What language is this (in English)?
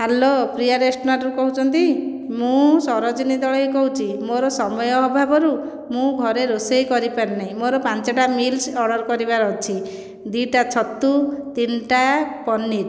Odia